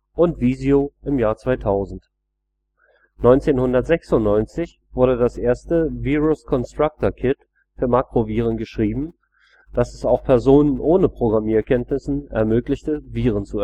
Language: German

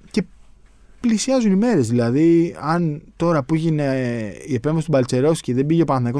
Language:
Greek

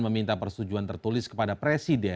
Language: Indonesian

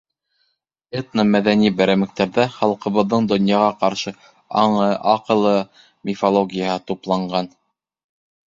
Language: Bashkir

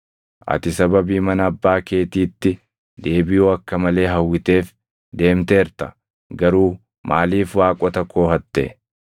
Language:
Oromo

